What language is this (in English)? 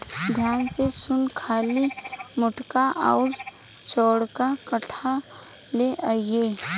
Bhojpuri